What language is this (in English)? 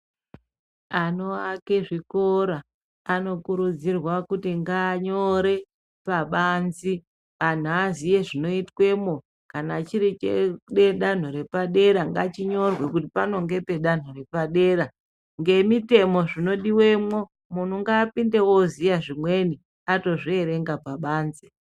Ndau